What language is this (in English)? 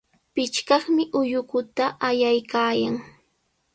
Sihuas Ancash Quechua